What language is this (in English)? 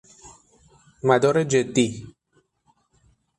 Persian